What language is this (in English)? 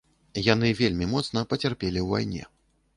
Belarusian